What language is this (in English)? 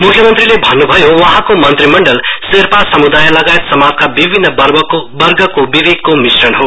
Nepali